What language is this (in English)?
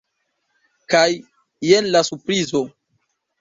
Esperanto